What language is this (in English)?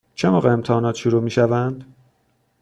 Persian